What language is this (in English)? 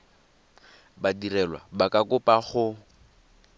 Tswana